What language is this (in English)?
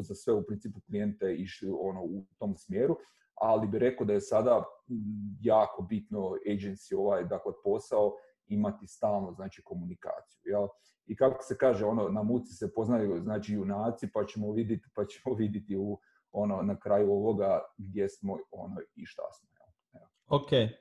Croatian